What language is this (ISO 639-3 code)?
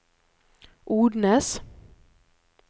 nor